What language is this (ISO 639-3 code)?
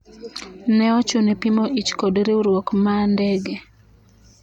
luo